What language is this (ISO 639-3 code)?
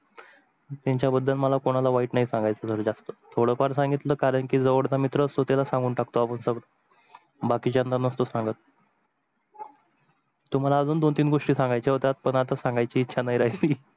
mar